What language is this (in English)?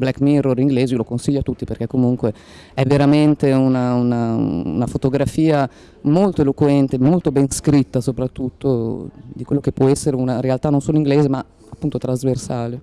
Italian